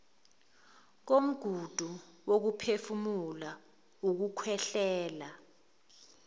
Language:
Zulu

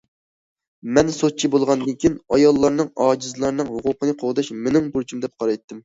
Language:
Uyghur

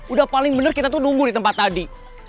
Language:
Indonesian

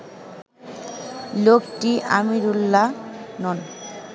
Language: Bangla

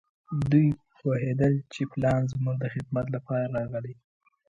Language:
Pashto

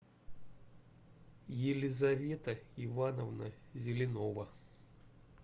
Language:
Russian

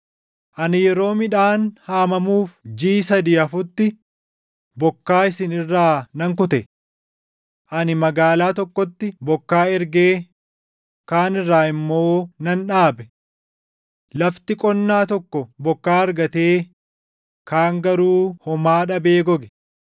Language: Oromo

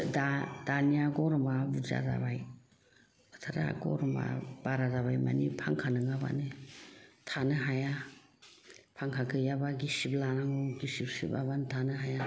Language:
Bodo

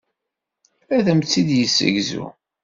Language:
Kabyle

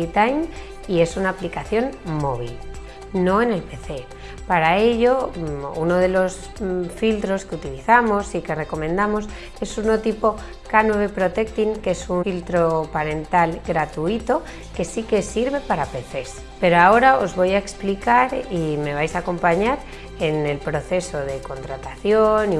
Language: Spanish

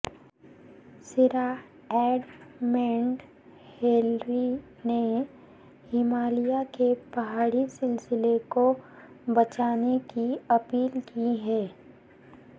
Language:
Urdu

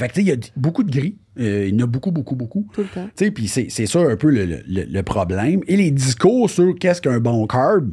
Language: French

